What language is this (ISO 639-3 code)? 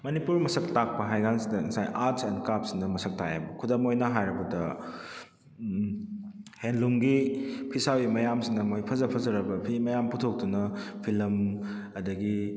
mni